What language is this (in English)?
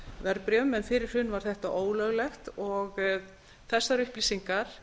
Icelandic